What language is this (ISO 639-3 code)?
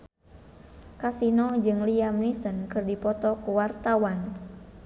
sun